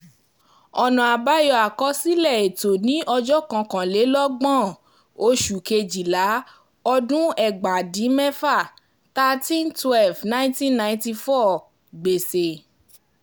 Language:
Yoruba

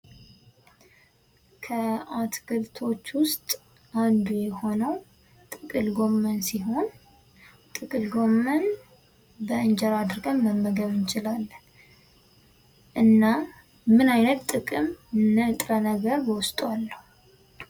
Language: Amharic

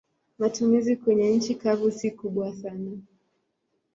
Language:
Swahili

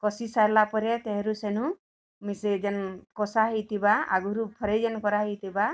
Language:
Odia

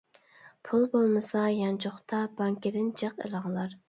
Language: Uyghur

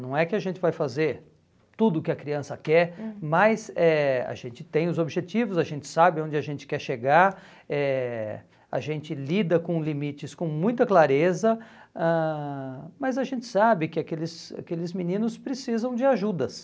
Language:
Portuguese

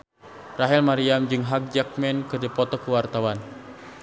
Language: Sundanese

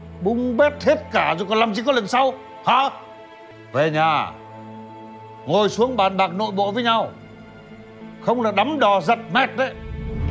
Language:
Vietnamese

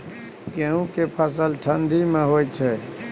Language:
Maithili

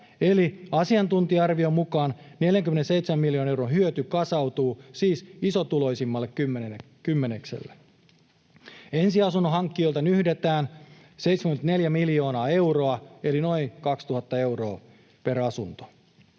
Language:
Finnish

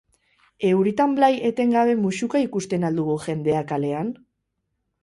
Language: Basque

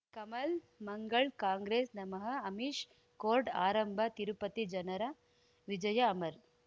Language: Kannada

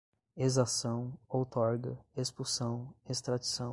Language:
Portuguese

